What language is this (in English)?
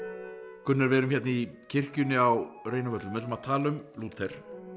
Icelandic